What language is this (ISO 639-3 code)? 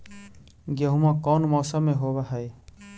mag